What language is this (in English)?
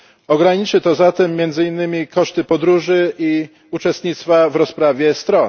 Polish